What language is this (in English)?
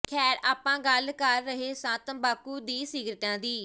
Punjabi